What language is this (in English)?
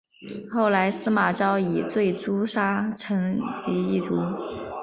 Chinese